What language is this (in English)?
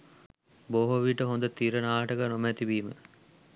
Sinhala